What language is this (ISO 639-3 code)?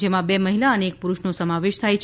guj